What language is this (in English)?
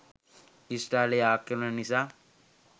Sinhala